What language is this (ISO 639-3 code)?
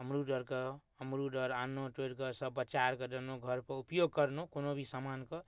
mai